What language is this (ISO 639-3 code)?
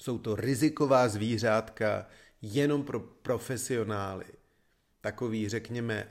ces